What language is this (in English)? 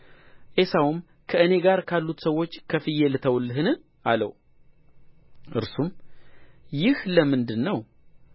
Amharic